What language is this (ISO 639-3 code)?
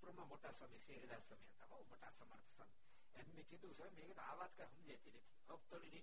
guj